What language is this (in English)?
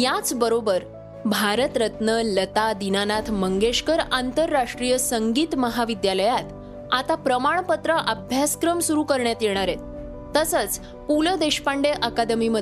Marathi